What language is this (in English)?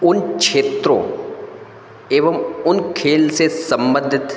Hindi